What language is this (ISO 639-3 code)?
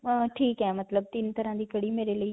pan